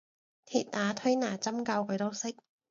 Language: Cantonese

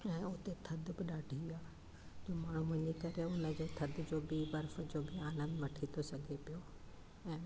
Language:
Sindhi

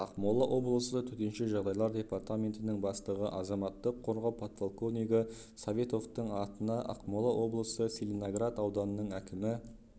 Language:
Kazakh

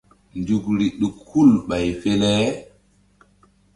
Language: Mbum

